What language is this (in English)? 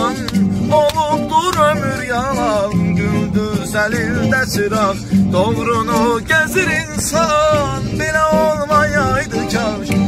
Turkish